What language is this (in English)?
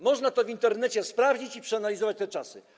Polish